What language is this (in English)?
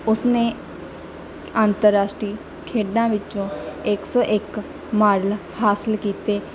Punjabi